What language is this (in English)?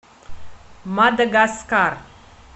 Russian